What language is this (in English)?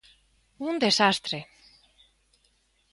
Galician